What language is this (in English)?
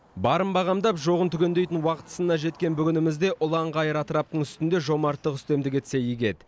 Kazakh